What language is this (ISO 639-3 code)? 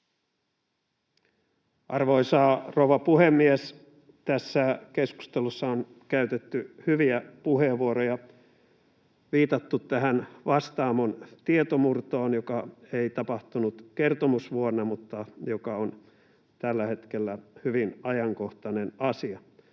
fin